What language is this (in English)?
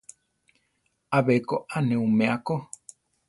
Central Tarahumara